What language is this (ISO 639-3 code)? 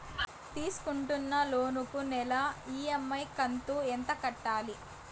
tel